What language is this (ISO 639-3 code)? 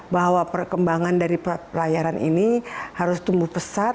ind